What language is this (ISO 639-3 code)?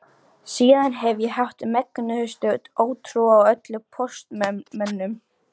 isl